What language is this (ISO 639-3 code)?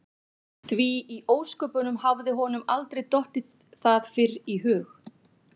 isl